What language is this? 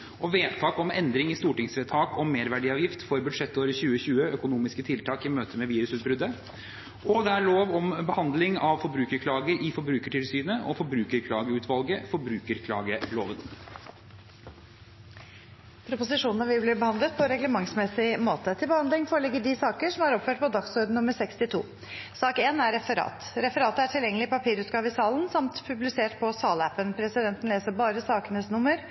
Norwegian Bokmål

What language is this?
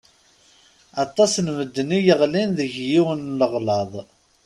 Kabyle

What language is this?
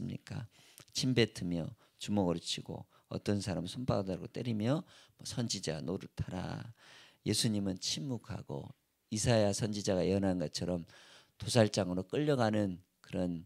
Korean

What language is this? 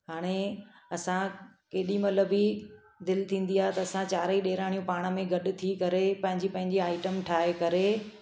Sindhi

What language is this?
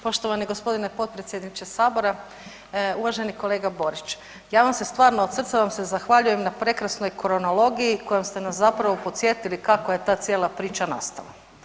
Croatian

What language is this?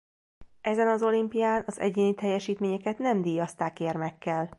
Hungarian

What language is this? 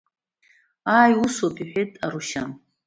Abkhazian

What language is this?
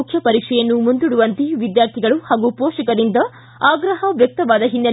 Kannada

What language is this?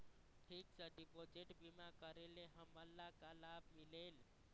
Chhattisgarhi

